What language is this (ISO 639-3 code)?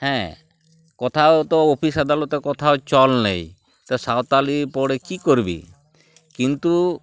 sat